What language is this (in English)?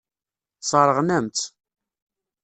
Kabyle